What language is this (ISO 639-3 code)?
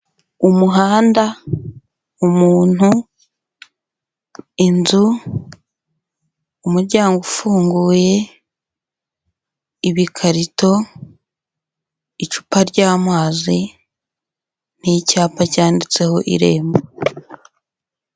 kin